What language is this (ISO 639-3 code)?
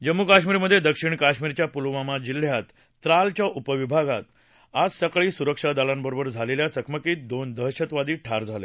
mar